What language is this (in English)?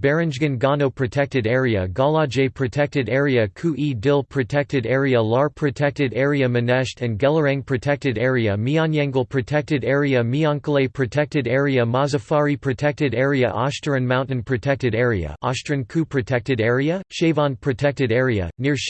English